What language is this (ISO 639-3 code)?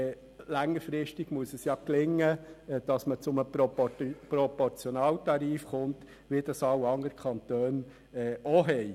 gsw